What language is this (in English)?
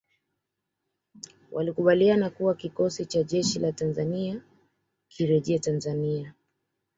Swahili